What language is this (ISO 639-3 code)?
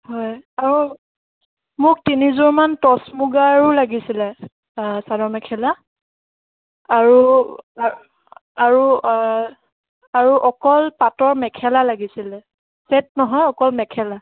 asm